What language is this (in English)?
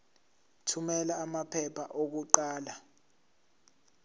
Zulu